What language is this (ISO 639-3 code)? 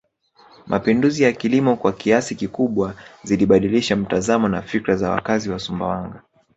swa